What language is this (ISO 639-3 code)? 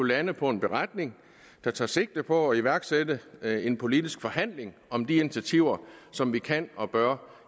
dan